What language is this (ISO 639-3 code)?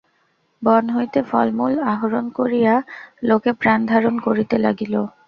ben